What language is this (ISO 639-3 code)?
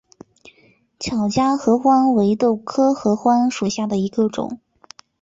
zho